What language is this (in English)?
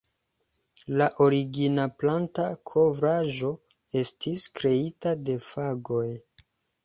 Esperanto